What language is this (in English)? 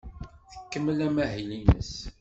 Kabyle